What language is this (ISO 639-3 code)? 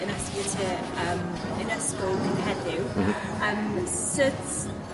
cym